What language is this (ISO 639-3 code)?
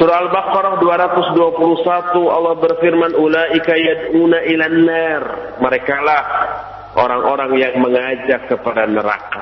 ind